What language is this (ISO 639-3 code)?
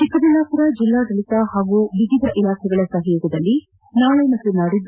kan